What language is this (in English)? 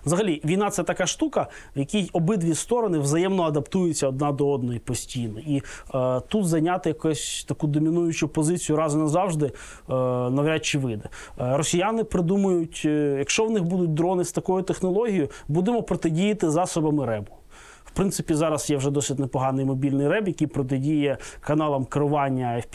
Ukrainian